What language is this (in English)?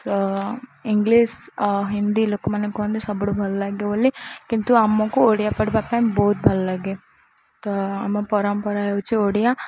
Odia